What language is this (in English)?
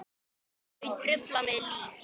Icelandic